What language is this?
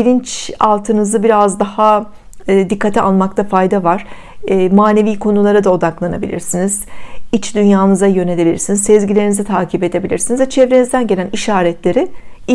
Turkish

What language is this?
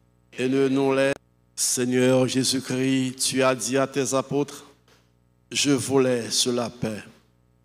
French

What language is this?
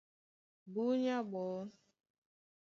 Duala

